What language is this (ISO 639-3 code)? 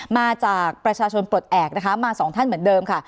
tha